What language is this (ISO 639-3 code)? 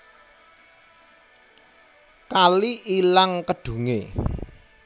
jav